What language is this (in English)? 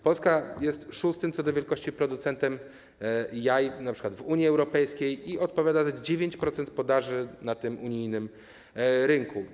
Polish